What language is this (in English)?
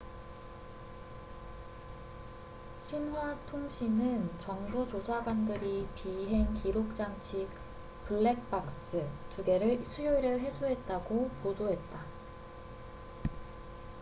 Korean